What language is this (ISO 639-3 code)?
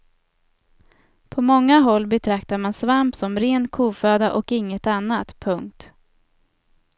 swe